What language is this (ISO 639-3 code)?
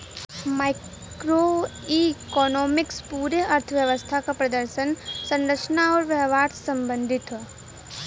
bho